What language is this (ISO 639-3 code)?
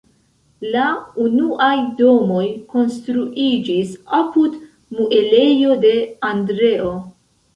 epo